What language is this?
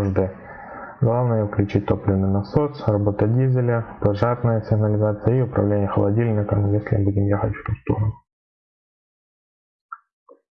Russian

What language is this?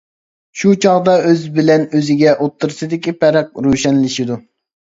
Uyghur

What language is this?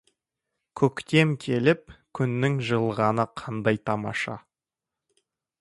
Kazakh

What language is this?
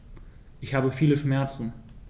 German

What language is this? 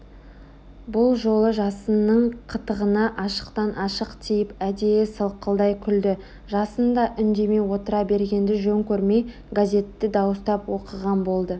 Kazakh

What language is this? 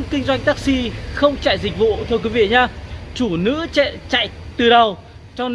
Vietnamese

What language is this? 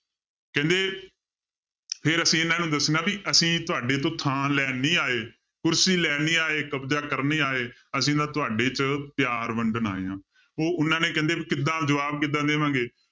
Punjabi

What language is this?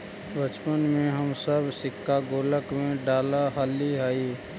Magahi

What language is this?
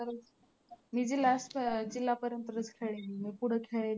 Marathi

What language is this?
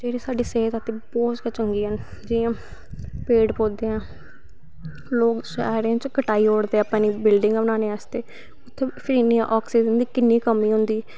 Dogri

